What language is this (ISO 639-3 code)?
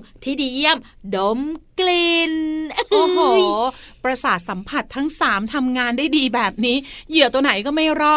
tha